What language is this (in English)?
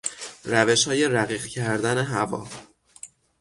Persian